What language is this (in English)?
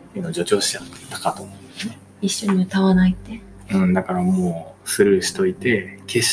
Japanese